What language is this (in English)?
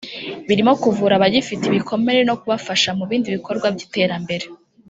Kinyarwanda